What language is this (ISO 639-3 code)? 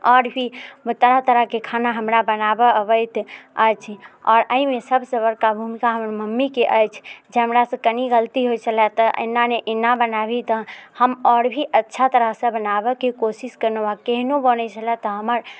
mai